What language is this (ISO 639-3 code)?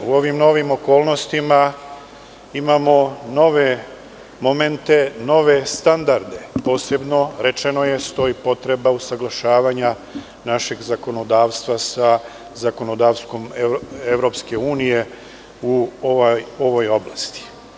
srp